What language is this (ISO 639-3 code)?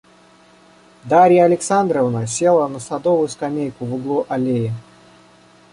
rus